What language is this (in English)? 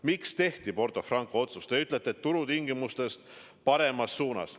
Estonian